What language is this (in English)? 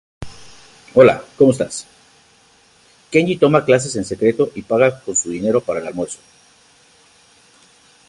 Spanish